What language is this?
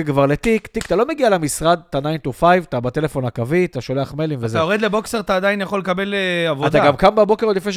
Hebrew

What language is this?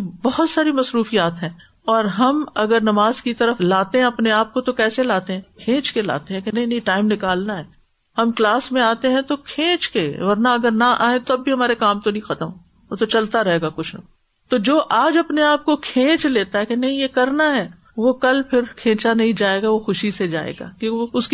Urdu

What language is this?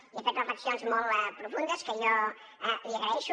Catalan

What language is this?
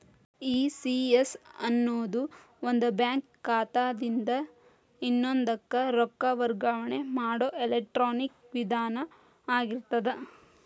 Kannada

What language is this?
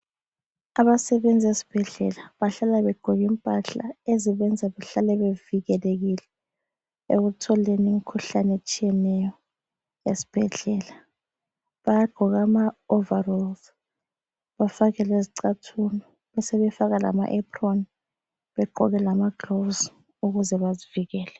North Ndebele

